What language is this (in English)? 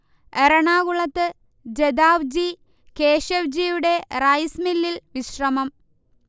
Malayalam